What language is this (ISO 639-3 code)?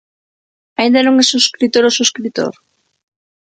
glg